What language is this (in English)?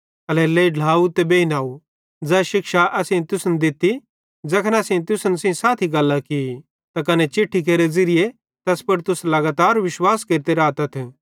Bhadrawahi